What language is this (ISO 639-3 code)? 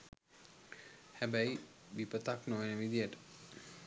sin